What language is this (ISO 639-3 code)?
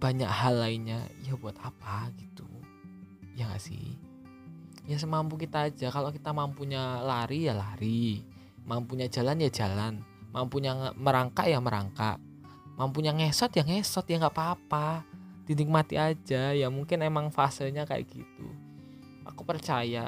ind